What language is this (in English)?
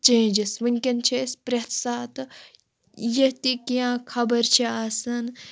Kashmiri